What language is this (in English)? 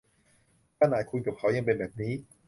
Thai